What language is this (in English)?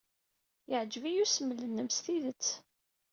Kabyle